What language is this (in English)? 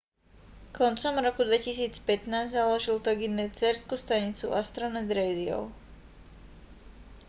Slovak